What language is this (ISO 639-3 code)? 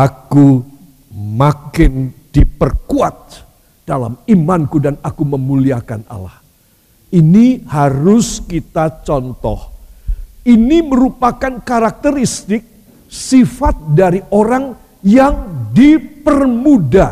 ind